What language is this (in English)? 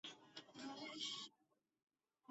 Chinese